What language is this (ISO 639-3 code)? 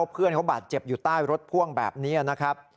tha